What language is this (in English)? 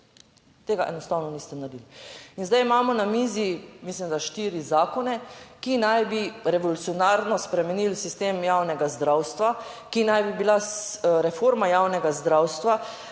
Slovenian